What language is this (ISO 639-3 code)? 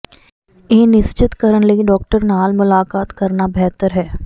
pan